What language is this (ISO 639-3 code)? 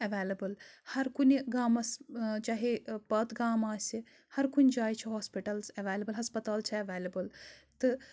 kas